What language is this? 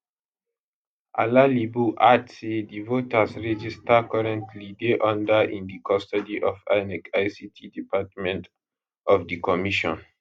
Nigerian Pidgin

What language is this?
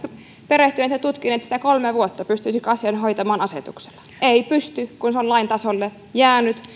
Finnish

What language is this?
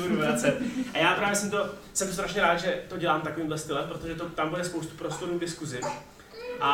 Czech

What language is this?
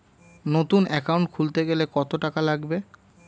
Bangla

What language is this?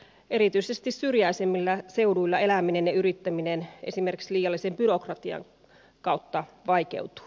Finnish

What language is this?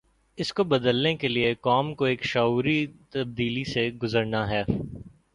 Urdu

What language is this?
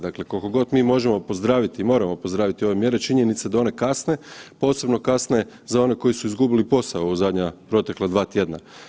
Croatian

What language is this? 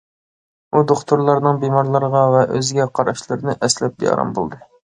Uyghur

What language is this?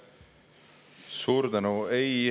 Estonian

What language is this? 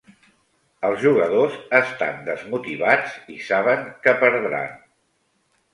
Catalan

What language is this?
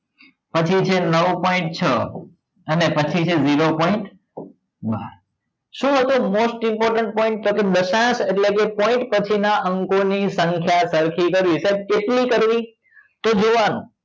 Gujarati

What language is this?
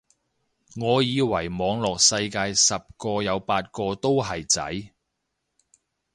Cantonese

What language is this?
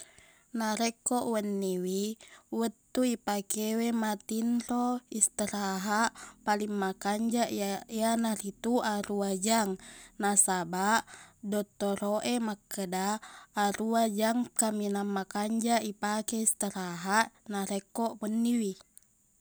Buginese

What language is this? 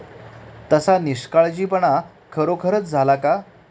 Marathi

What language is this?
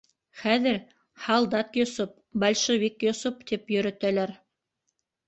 Bashkir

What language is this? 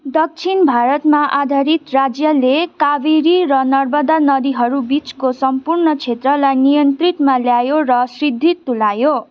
Nepali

